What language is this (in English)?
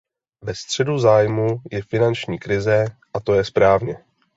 Czech